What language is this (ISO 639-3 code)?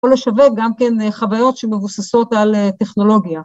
heb